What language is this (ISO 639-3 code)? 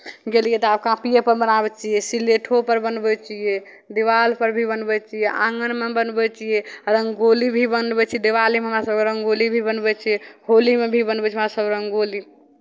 mai